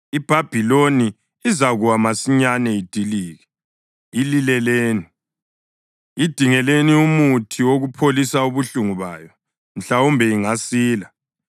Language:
North Ndebele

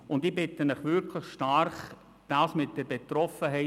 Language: Swiss German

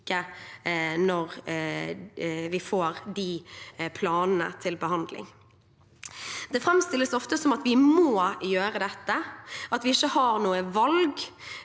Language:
Norwegian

